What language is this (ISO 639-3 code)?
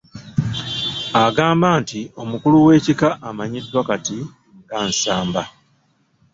lug